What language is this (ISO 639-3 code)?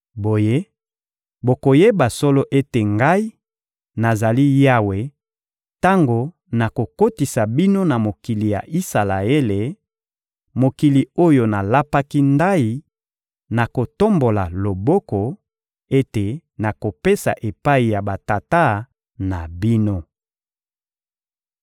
lin